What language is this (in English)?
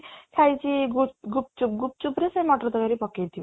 Odia